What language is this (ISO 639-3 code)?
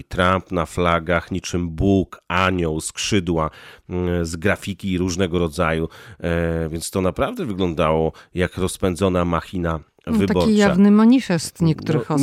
pol